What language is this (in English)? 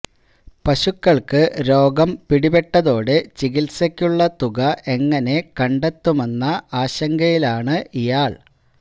Malayalam